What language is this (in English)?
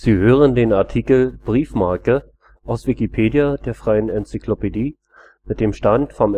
German